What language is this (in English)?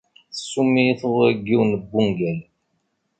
Kabyle